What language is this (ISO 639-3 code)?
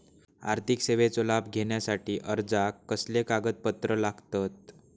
mar